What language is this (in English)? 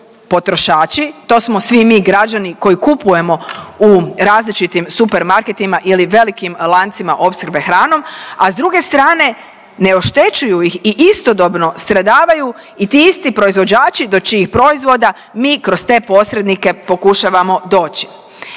Croatian